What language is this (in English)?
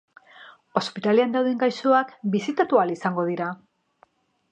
Basque